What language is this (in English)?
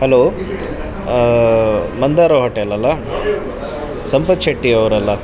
Kannada